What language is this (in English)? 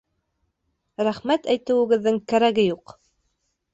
Bashkir